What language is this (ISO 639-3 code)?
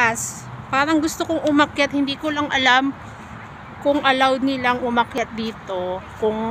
fil